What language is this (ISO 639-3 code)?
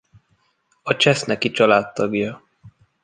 hun